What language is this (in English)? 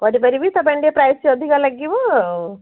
Odia